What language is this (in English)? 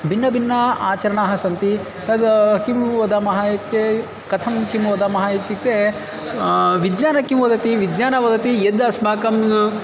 Sanskrit